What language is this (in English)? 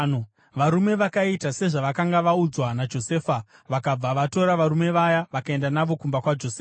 Shona